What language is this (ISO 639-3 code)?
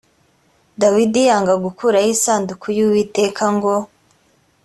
kin